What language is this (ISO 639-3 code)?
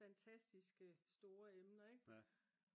dan